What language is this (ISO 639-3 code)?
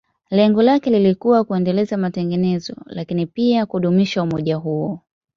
swa